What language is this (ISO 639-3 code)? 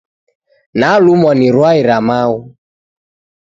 dav